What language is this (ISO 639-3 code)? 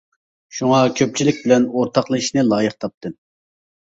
uig